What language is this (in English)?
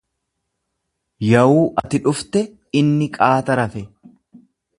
Oromo